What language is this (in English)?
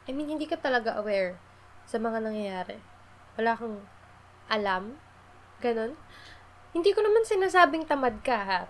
Filipino